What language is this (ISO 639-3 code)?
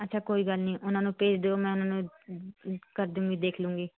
pan